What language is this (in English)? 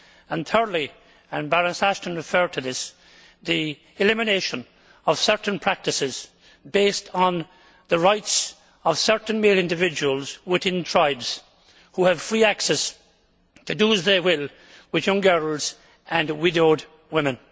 English